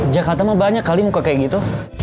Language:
Indonesian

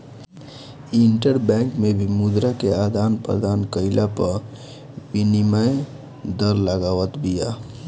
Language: Bhojpuri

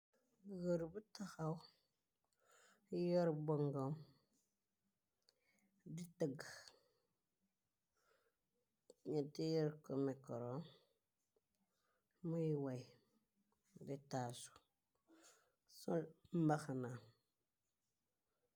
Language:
Wolof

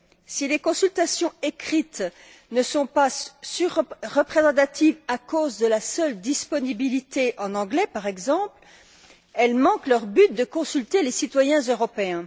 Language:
French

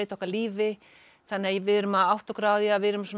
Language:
Icelandic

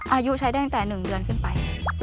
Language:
Thai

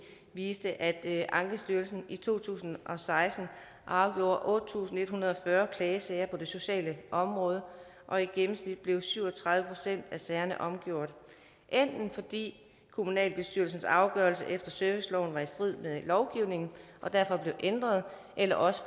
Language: Danish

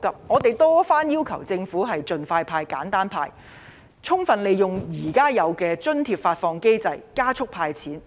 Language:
Cantonese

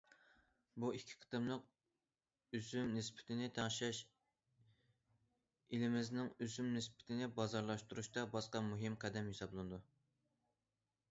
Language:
Uyghur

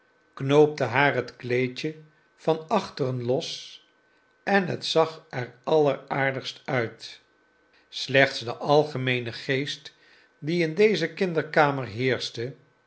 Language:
Dutch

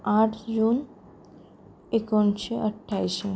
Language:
Konkani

